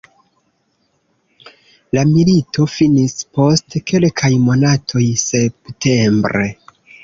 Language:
Esperanto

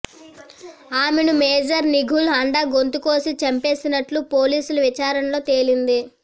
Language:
Telugu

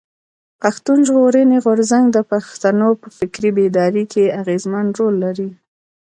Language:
Pashto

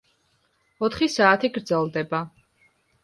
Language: Georgian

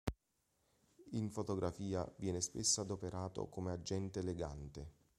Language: Italian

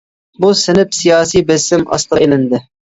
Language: Uyghur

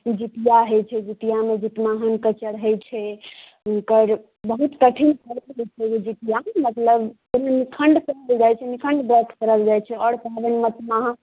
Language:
Maithili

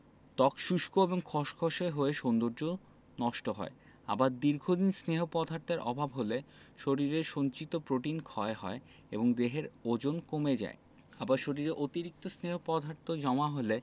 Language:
Bangla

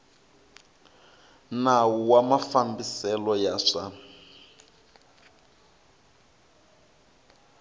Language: Tsonga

